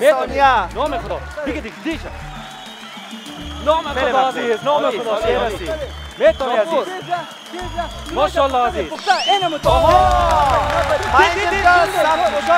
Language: Persian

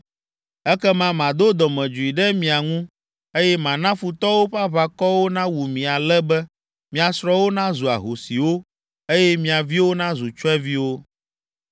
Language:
Ewe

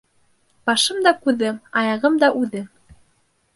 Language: Bashkir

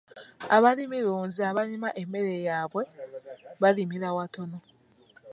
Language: Ganda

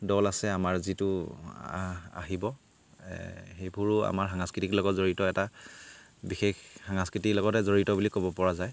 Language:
Assamese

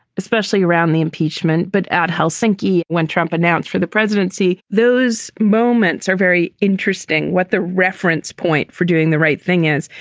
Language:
English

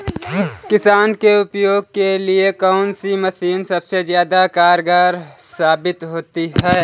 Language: Hindi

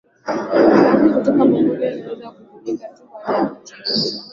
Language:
Swahili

